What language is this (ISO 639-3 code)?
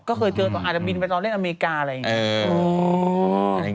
tha